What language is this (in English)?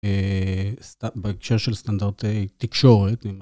Hebrew